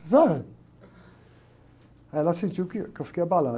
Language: Portuguese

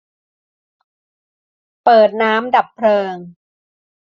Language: Thai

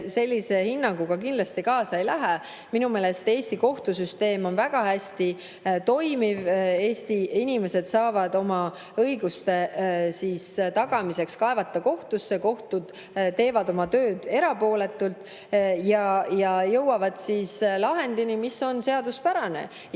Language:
Estonian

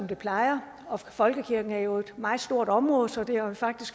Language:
Danish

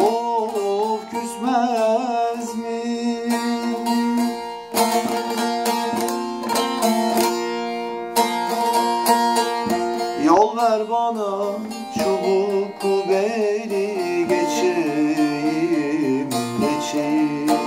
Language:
Turkish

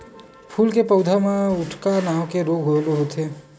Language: Chhattisgarhi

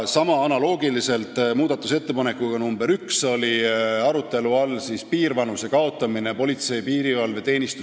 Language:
Estonian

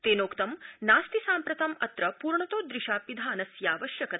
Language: Sanskrit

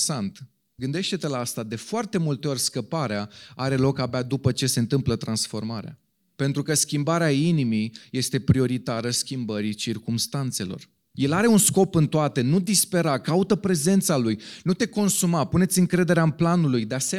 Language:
Romanian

